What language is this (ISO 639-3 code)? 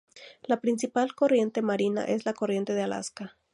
spa